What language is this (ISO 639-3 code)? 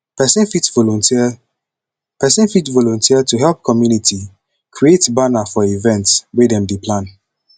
pcm